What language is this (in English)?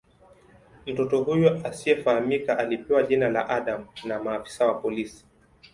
Swahili